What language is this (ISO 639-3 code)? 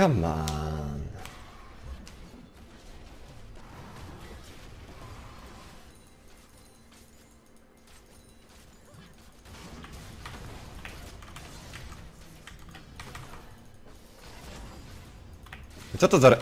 pol